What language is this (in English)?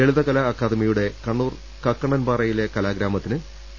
Malayalam